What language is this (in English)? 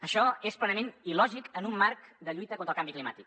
Catalan